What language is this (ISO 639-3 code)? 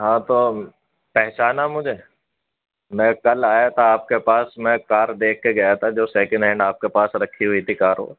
urd